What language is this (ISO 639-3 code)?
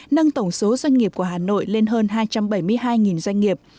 vie